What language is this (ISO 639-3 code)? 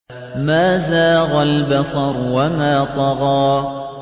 ara